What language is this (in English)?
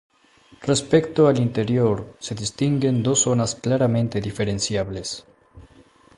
Spanish